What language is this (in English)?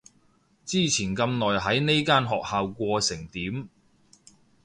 Cantonese